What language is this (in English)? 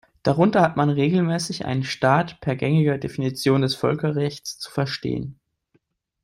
German